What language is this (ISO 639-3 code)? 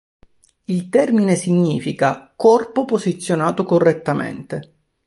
ita